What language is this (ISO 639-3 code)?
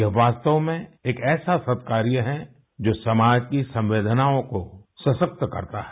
hin